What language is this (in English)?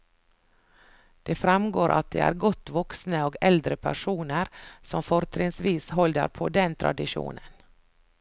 Norwegian